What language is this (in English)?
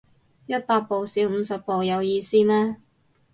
Cantonese